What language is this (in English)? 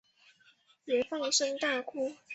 Chinese